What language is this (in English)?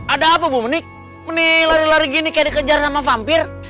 Indonesian